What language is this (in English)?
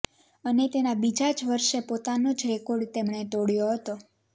Gujarati